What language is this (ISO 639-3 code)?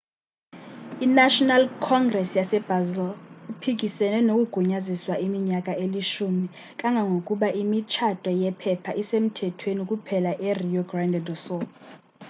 xho